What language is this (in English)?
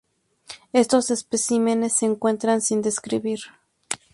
Spanish